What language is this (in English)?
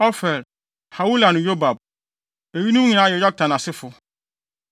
Akan